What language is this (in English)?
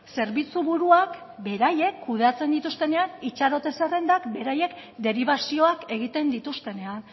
Basque